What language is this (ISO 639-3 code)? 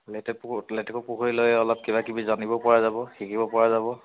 asm